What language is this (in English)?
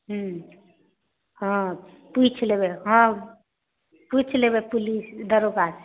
Maithili